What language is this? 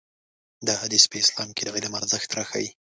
Pashto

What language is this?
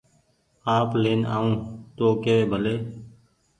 Goaria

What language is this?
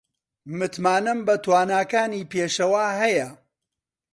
Central Kurdish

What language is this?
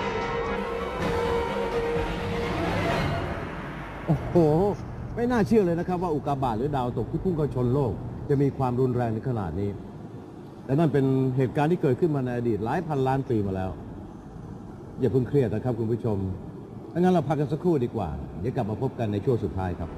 Thai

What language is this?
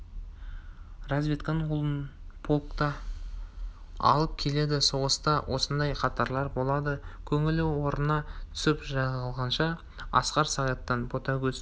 Kazakh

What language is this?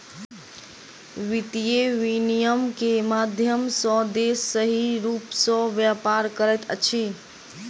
Maithili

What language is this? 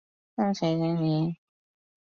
Chinese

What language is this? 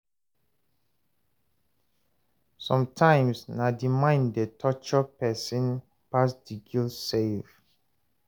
Nigerian Pidgin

